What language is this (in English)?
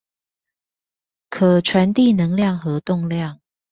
Chinese